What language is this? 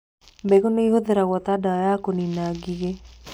Kikuyu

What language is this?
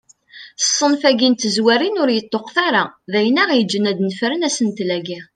Kabyle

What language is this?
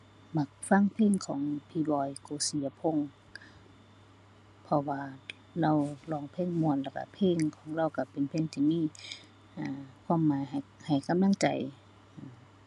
Thai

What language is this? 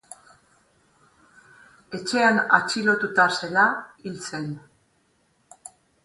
Basque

